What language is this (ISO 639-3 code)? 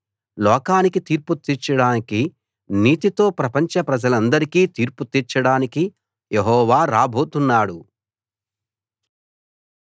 tel